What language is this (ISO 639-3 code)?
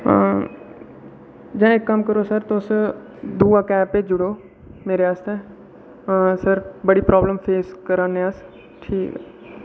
doi